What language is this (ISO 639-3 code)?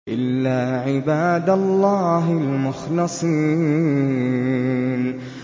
ara